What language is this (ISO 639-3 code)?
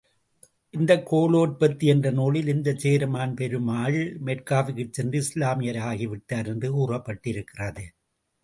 tam